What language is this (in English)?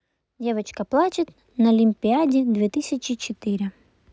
Russian